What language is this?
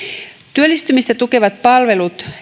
Finnish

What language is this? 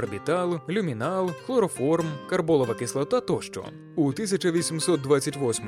Ukrainian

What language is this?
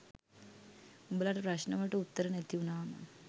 Sinhala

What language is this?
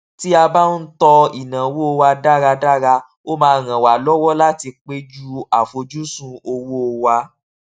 Yoruba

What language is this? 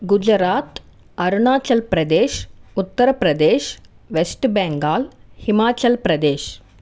Telugu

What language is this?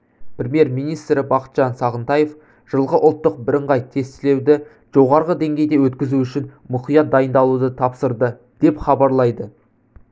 Kazakh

